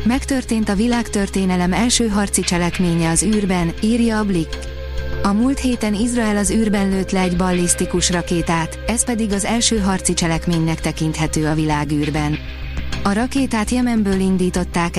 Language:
Hungarian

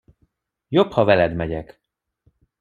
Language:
Hungarian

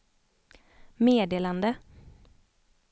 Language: Swedish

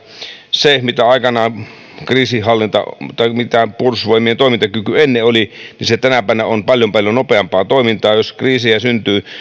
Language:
Finnish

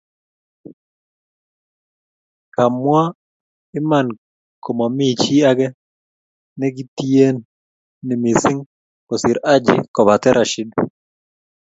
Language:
Kalenjin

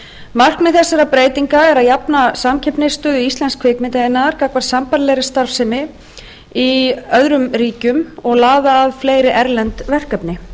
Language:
Icelandic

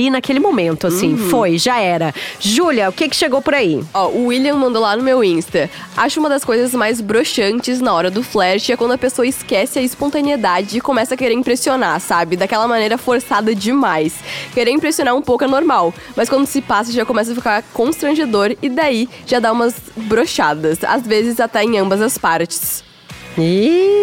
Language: Portuguese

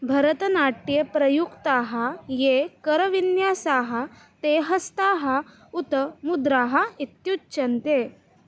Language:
Sanskrit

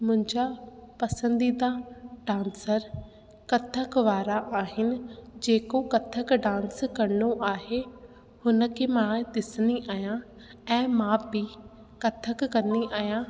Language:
Sindhi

